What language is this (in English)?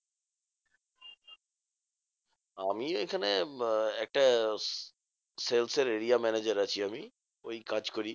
Bangla